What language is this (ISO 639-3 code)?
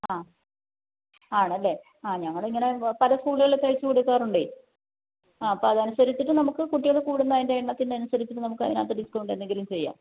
mal